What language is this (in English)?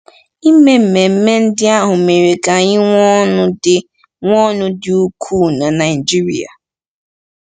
Igbo